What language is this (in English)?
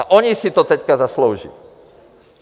Czech